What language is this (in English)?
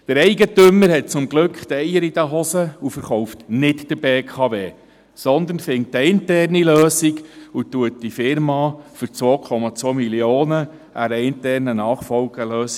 Swiss German